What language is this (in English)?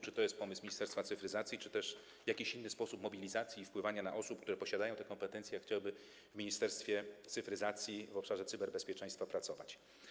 Polish